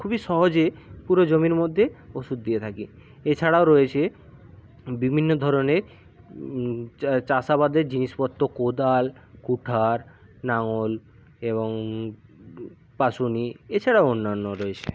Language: Bangla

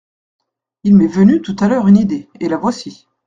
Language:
French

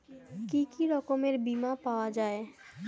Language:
Bangla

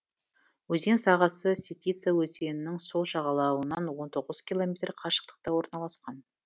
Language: Kazakh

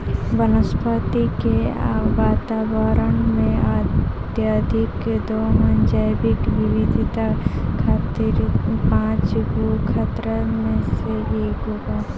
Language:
Bhojpuri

